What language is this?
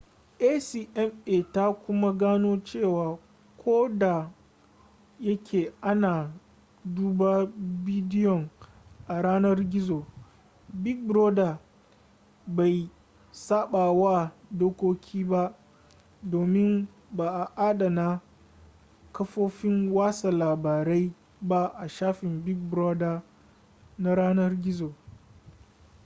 Hausa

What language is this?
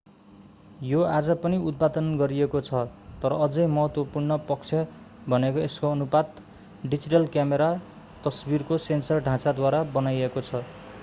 Nepali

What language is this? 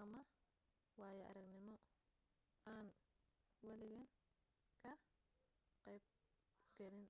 Somali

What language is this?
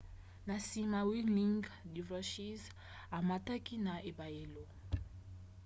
Lingala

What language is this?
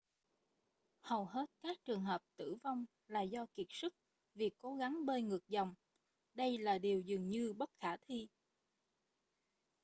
Vietnamese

